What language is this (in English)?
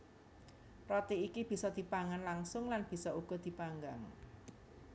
Javanese